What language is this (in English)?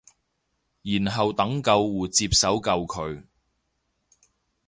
Cantonese